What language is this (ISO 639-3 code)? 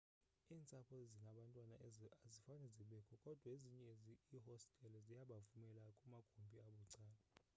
xho